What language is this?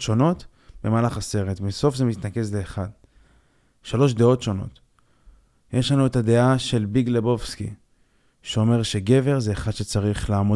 Hebrew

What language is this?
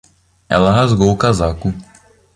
Portuguese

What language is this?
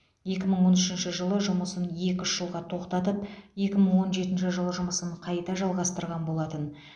Kazakh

